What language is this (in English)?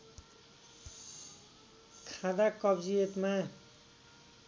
Nepali